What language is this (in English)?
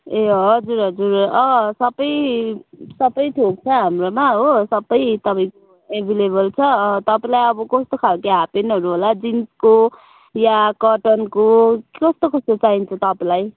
Nepali